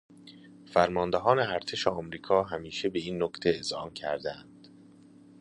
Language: Persian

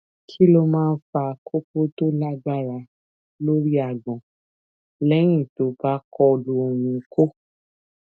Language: Yoruba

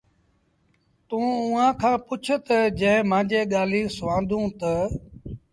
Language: Sindhi Bhil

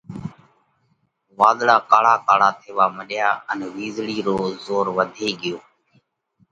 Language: Parkari Koli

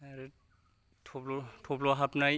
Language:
Bodo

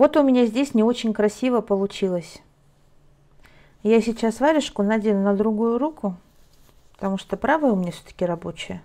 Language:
Russian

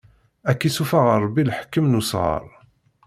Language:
Kabyle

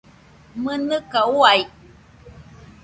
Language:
Nüpode Huitoto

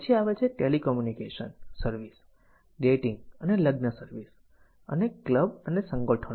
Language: Gujarati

